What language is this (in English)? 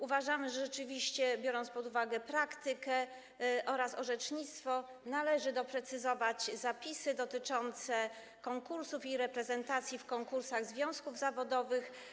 Polish